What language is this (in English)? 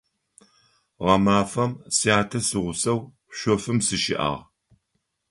Adyghe